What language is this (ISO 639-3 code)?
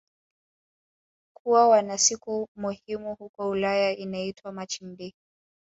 swa